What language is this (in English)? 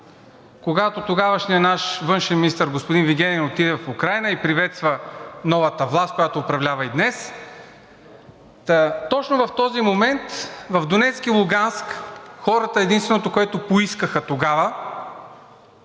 Bulgarian